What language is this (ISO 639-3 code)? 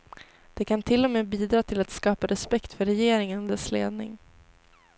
swe